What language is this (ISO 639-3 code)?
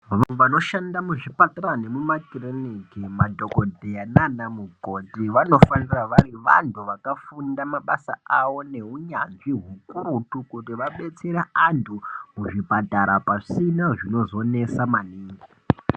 ndc